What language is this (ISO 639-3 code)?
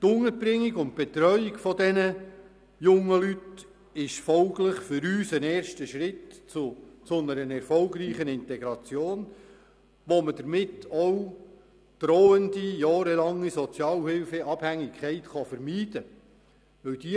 gsw